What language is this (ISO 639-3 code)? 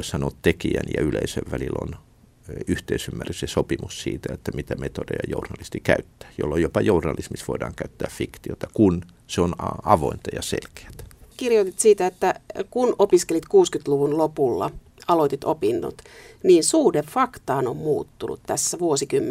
fin